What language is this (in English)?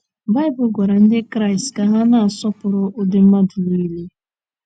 Igbo